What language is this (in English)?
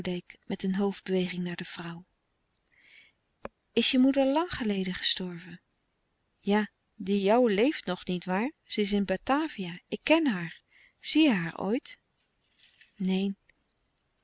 Dutch